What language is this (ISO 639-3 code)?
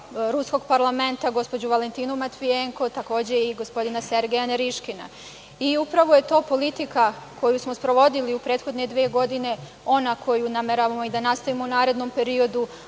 srp